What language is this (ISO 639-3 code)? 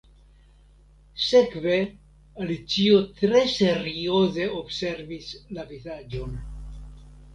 epo